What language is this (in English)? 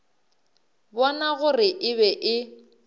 Northern Sotho